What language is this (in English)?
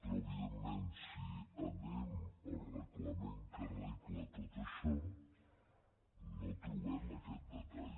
Catalan